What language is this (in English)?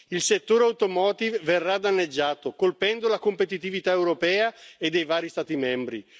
Italian